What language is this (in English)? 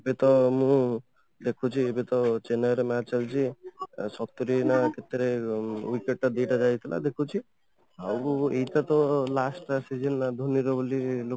Odia